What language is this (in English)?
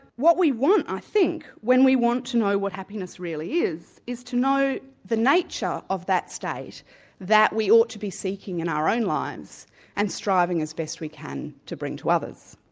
English